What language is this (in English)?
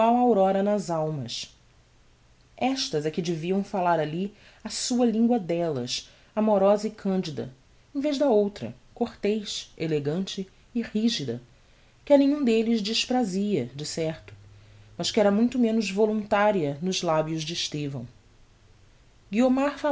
Portuguese